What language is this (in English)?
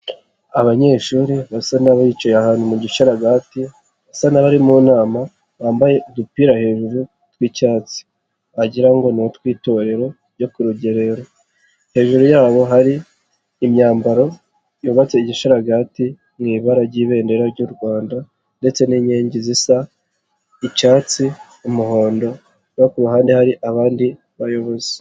Kinyarwanda